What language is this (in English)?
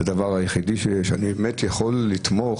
Hebrew